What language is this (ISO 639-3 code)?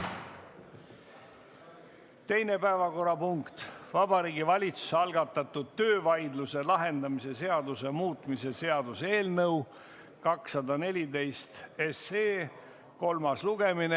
est